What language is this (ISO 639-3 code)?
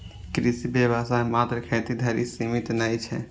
mai